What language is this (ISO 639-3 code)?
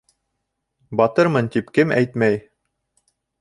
bak